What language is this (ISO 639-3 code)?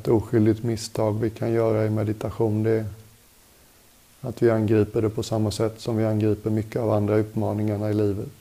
swe